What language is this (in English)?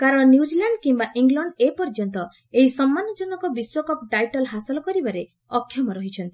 Odia